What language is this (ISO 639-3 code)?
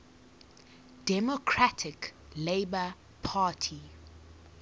eng